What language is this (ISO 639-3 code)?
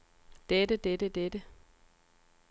dan